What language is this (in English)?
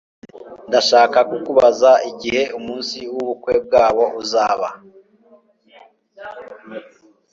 Kinyarwanda